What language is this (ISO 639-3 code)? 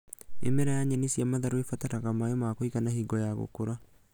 kik